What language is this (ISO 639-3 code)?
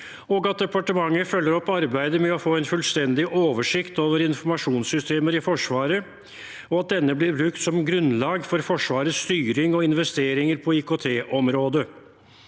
nor